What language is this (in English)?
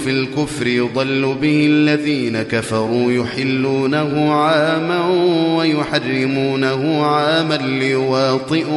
Arabic